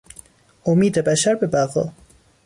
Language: Persian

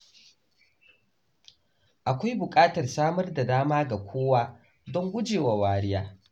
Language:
Hausa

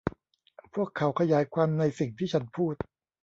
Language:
Thai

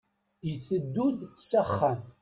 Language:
Kabyle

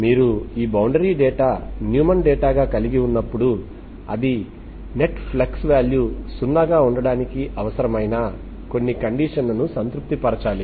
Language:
Telugu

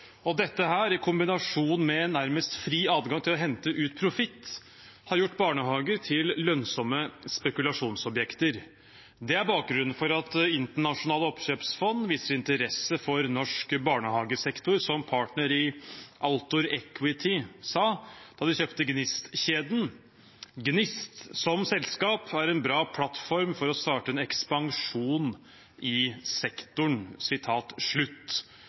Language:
Norwegian Bokmål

